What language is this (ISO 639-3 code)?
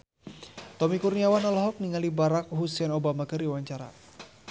sun